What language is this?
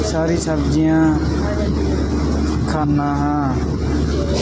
Punjabi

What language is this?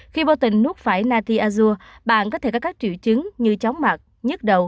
Vietnamese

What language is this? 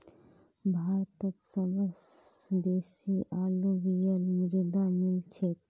Magahi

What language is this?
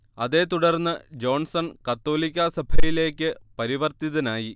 Malayalam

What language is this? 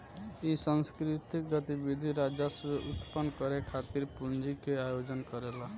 Bhojpuri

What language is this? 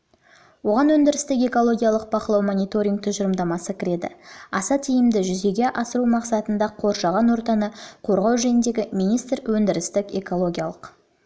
Kazakh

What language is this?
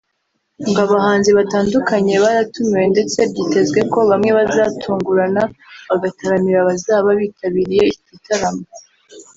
Kinyarwanda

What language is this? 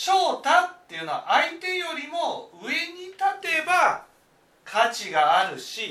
Japanese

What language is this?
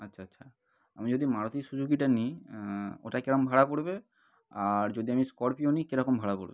Bangla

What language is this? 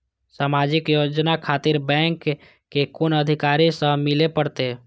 Maithili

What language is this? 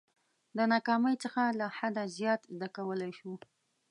Pashto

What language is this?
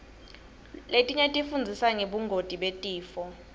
Swati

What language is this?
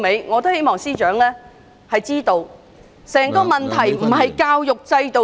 Cantonese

